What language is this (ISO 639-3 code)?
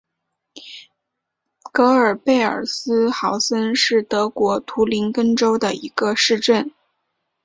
zho